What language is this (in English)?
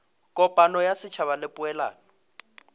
Northern Sotho